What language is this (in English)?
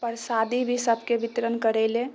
Maithili